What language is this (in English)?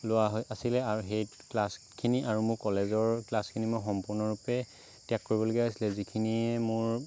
Assamese